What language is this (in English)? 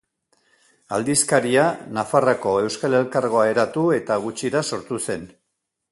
Basque